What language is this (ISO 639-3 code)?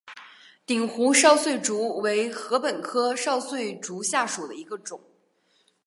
zho